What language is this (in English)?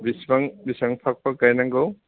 Bodo